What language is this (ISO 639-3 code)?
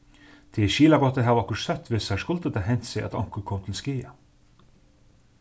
fao